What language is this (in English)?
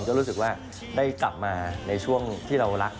Thai